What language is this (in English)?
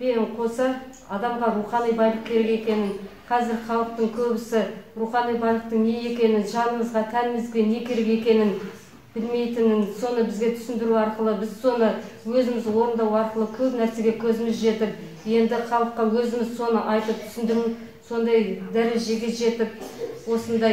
Turkish